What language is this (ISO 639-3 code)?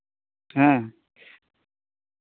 sat